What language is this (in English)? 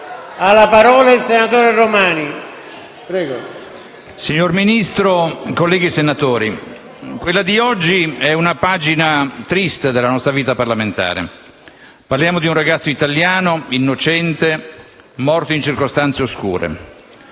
Italian